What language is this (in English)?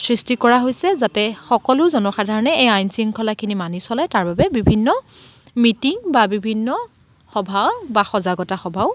Assamese